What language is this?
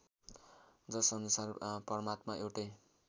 Nepali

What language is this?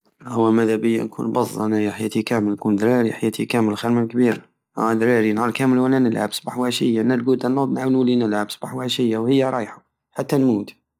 Algerian Saharan Arabic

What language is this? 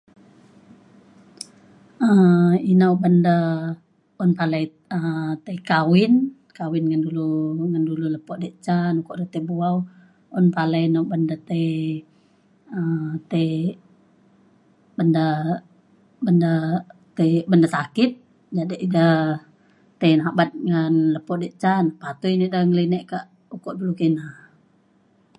Mainstream Kenyah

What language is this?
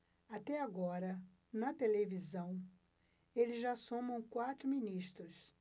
Portuguese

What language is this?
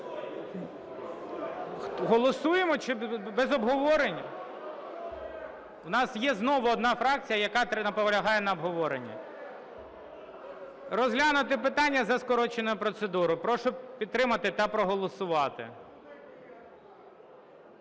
Ukrainian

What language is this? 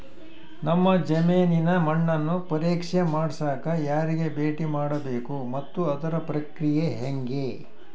Kannada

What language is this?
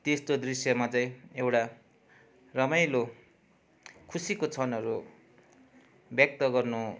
Nepali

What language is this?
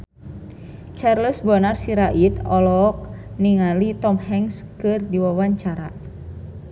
Sundanese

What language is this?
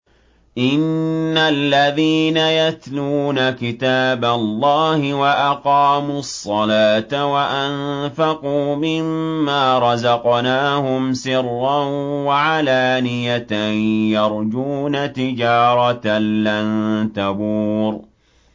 Arabic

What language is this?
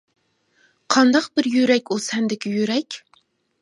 Uyghur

